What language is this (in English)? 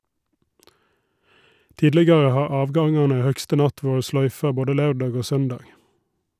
Norwegian